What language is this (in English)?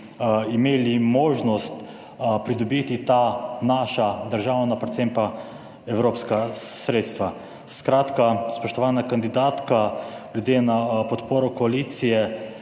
Slovenian